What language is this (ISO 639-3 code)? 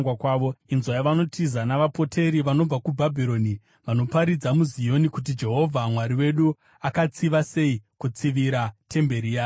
sna